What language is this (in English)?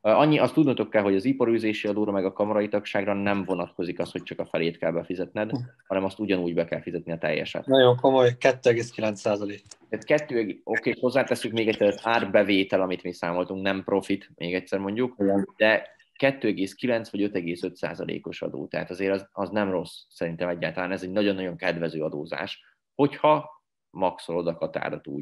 Hungarian